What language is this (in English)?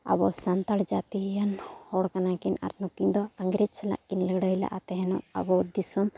Santali